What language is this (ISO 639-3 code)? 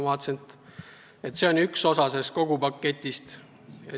est